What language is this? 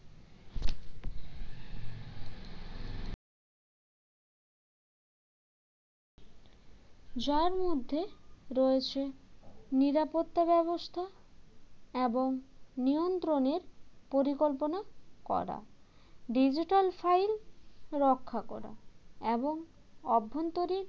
Bangla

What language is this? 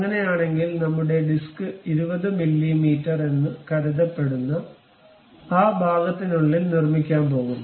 Malayalam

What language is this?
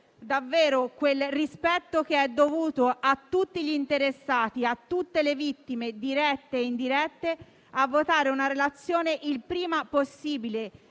Italian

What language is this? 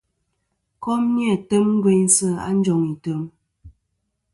Kom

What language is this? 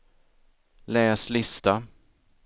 Swedish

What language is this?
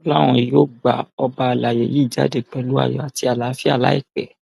Yoruba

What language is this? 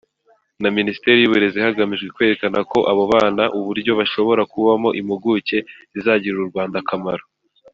Kinyarwanda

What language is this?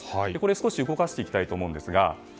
Japanese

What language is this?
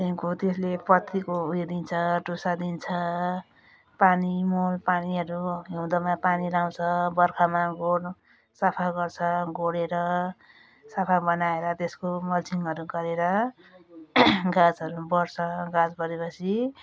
Nepali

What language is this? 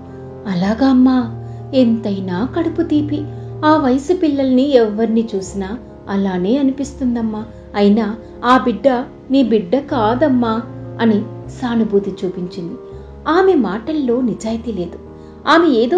Telugu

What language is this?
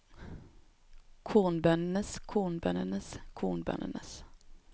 Norwegian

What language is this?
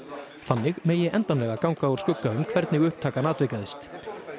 Icelandic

